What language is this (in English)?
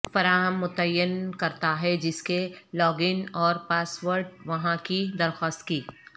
Urdu